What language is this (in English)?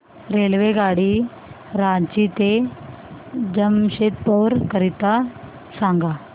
Marathi